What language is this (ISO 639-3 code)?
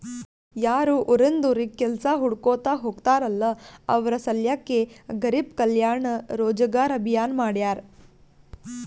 kan